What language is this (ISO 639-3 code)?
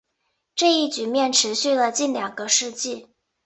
zho